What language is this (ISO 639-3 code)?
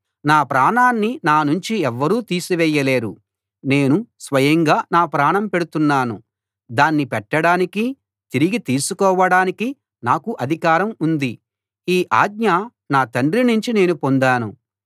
tel